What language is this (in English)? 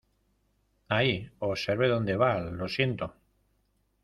Spanish